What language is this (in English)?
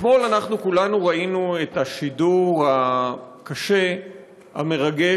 Hebrew